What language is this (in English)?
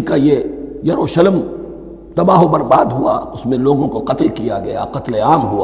Urdu